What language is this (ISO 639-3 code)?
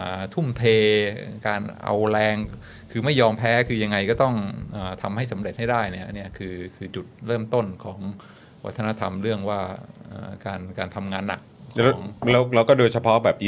tha